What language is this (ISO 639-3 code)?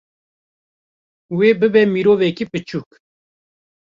kur